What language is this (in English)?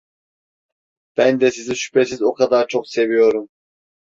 Turkish